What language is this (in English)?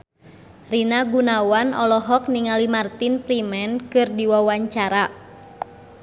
Sundanese